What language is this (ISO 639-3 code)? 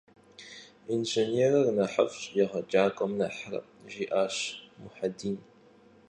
kbd